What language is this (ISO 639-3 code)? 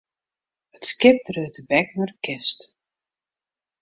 fry